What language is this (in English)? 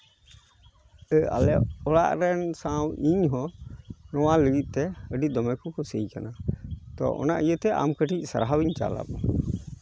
Santali